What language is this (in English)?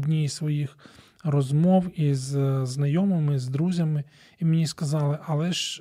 Ukrainian